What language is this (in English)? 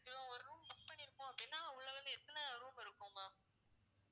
Tamil